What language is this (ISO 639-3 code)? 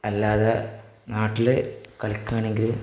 mal